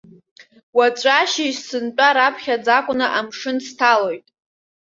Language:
Abkhazian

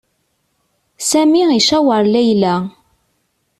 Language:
Kabyle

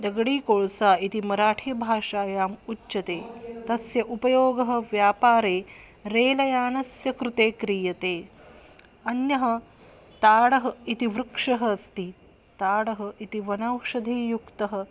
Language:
Sanskrit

